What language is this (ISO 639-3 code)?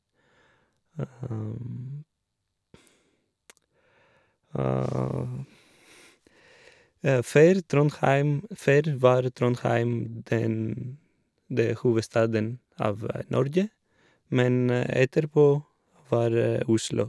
nor